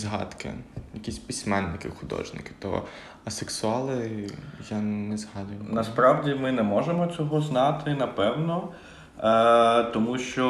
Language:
Ukrainian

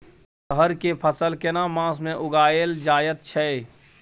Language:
Maithili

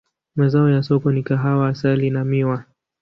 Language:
Swahili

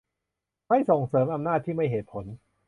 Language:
Thai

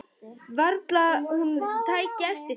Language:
Icelandic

